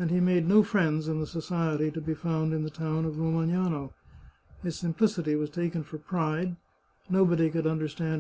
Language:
English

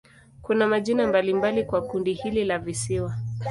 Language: Swahili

